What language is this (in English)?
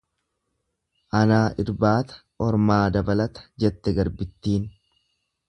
Oromo